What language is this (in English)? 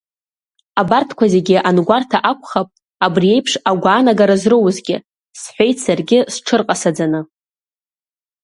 Abkhazian